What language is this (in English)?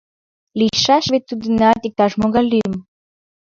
Mari